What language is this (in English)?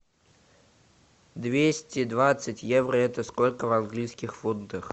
Russian